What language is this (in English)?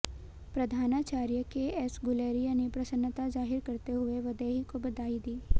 Hindi